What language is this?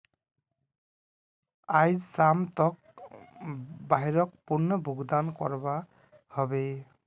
Magahi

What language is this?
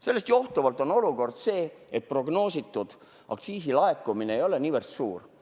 Estonian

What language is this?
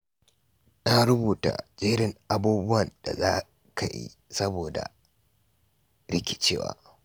Hausa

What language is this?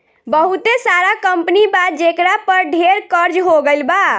Bhojpuri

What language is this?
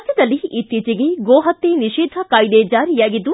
Kannada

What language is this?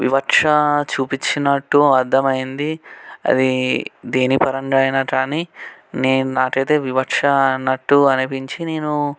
Telugu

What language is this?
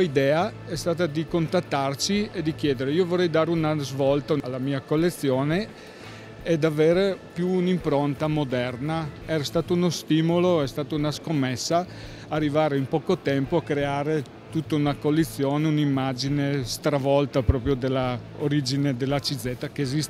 Italian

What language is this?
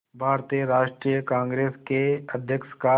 Hindi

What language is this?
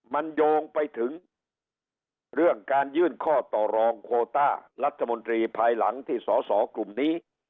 Thai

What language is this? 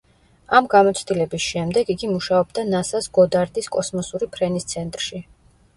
Georgian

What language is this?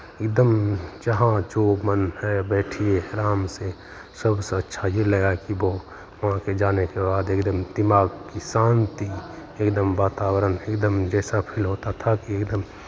Hindi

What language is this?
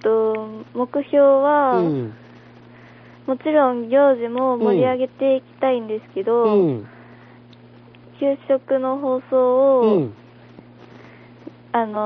Japanese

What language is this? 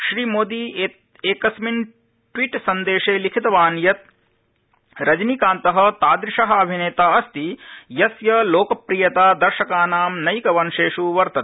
Sanskrit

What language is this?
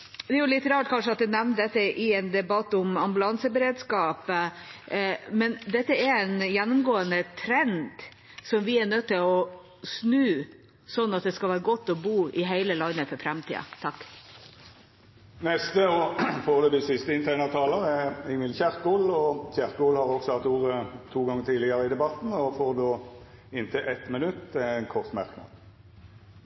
Norwegian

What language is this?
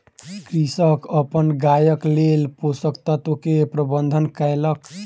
Maithili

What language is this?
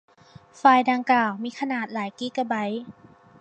Thai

